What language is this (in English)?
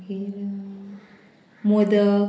Konkani